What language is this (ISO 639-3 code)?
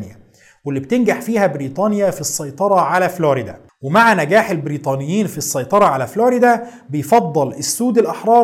ara